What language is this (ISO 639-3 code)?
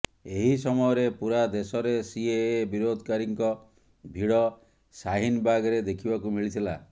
ori